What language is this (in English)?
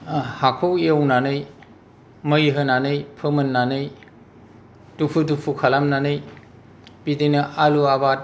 Bodo